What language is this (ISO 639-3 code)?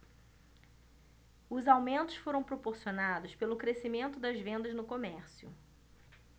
por